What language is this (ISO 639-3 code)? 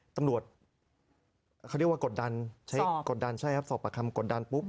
tha